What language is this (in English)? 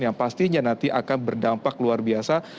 Indonesian